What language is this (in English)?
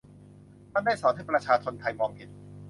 Thai